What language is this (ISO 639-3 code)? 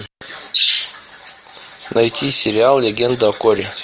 rus